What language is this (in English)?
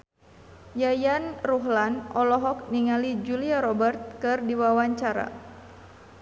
Sundanese